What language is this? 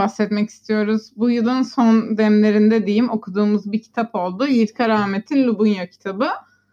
Turkish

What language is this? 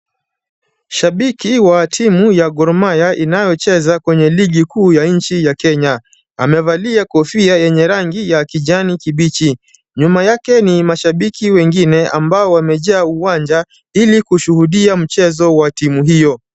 Swahili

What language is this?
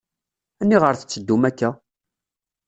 Kabyle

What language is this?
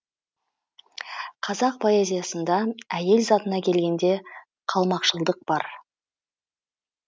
Kazakh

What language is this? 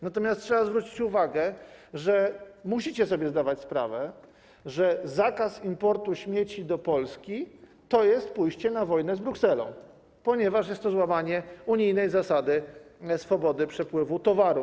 Polish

